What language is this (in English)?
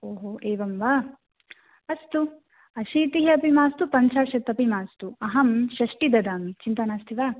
Sanskrit